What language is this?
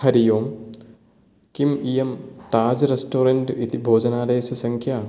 Sanskrit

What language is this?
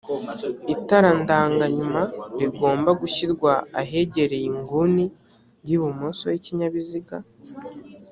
Kinyarwanda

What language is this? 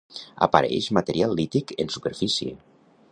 Catalan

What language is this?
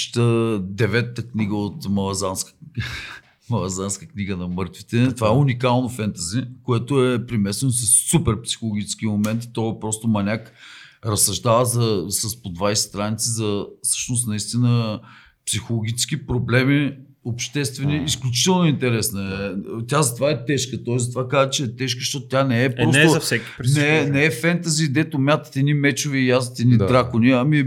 Bulgarian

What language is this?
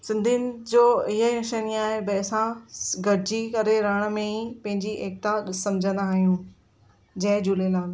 Sindhi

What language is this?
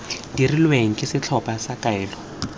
Tswana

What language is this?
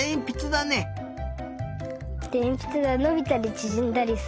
Japanese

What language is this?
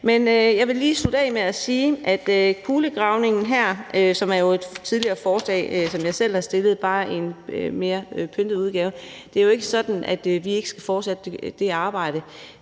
Danish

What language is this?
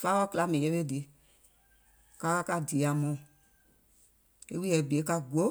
Gola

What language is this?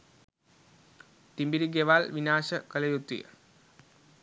Sinhala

